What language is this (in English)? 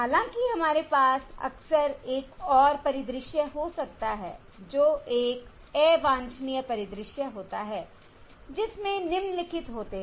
Hindi